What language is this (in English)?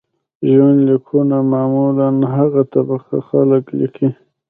Pashto